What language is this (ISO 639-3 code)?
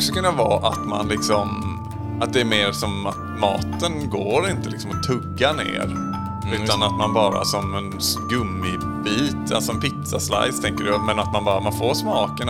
swe